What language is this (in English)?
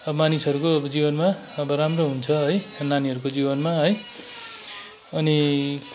Nepali